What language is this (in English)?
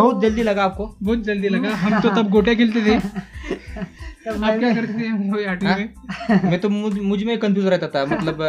Hindi